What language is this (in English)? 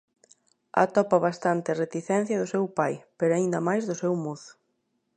Galician